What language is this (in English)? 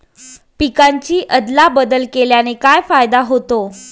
Marathi